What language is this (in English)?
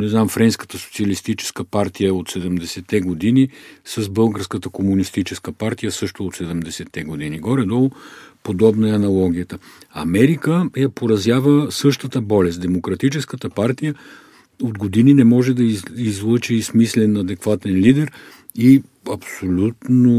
Bulgarian